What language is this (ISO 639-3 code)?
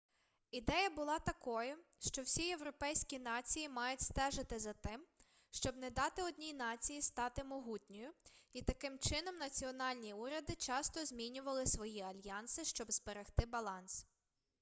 ukr